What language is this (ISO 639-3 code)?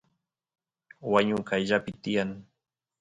qus